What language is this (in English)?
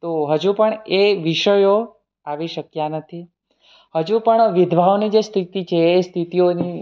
Gujarati